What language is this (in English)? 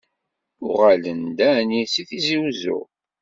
Kabyle